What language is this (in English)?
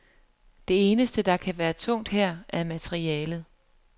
Danish